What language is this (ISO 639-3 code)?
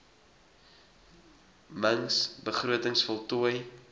afr